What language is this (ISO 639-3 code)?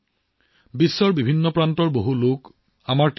asm